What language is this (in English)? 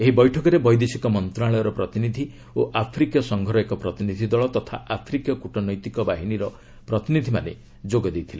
Odia